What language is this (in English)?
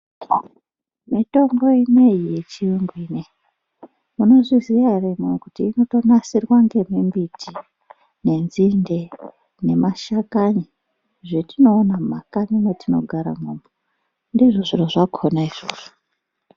Ndau